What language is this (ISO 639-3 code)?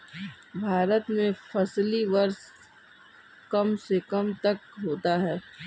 hin